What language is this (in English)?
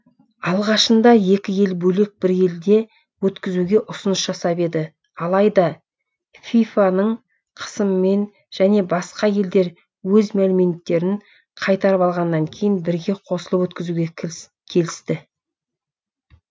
Kazakh